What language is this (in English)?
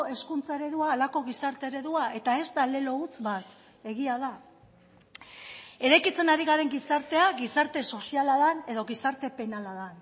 Basque